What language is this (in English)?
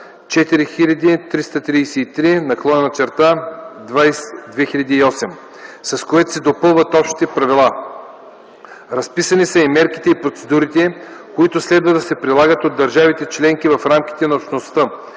Bulgarian